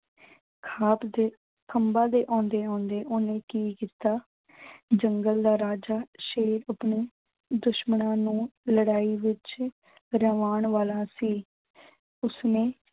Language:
Punjabi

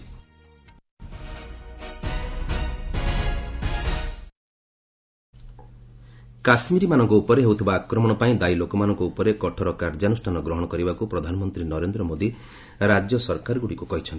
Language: Odia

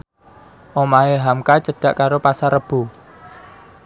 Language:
Javanese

